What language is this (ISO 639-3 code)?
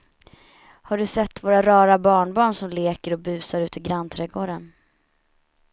swe